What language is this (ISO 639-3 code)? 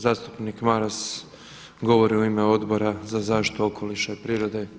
hrv